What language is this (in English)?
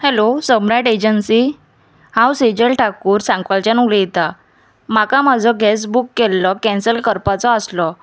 Konkani